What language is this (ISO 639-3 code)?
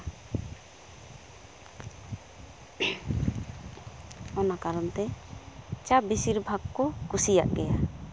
sat